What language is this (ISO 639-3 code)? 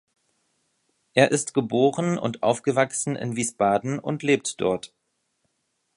deu